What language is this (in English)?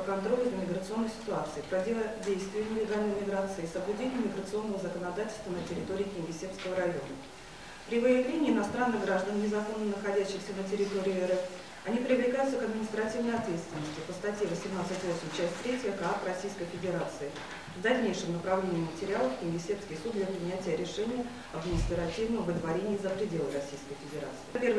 Russian